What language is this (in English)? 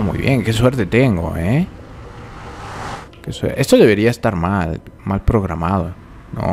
Spanish